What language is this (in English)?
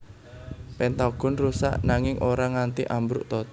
Javanese